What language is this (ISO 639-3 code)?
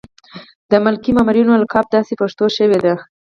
pus